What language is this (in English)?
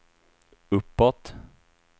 Swedish